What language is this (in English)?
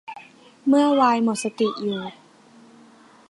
Thai